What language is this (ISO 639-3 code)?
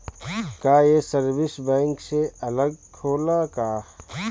bho